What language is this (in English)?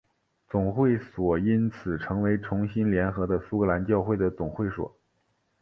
Chinese